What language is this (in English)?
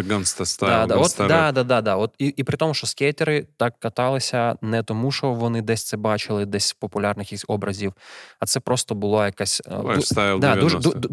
Ukrainian